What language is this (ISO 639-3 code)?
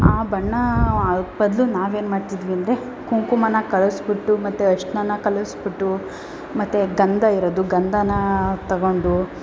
kan